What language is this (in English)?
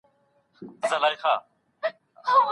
Pashto